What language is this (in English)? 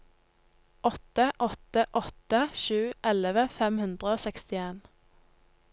Norwegian